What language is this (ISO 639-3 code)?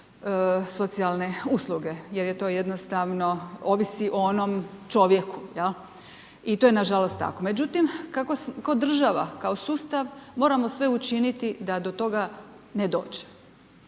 hrv